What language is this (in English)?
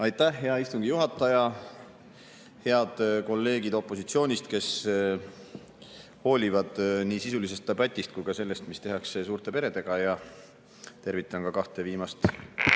Estonian